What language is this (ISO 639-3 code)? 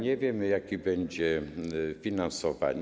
pol